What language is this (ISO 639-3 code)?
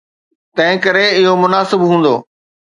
snd